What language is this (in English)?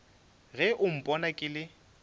Northern Sotho